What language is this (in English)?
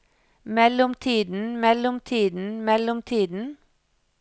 Norwegian